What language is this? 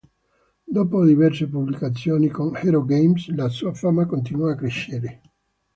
Italian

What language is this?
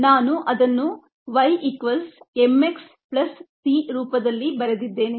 Kannada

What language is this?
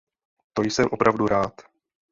Czech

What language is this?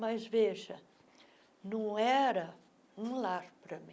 Portuguese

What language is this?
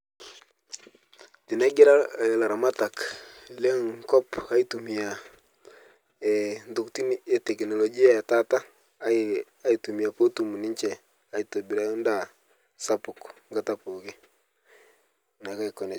Masai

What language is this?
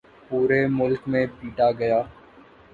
Urdu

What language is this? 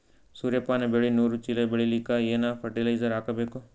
Kannada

